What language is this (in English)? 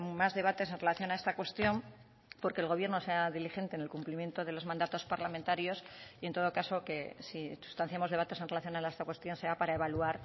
Spanish